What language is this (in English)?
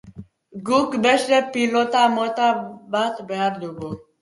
Basque